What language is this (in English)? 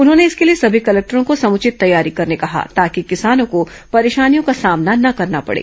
Hindi